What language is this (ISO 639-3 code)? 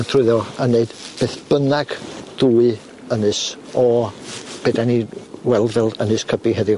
cym